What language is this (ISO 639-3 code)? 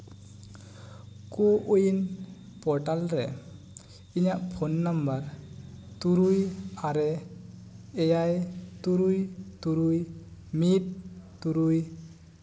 sat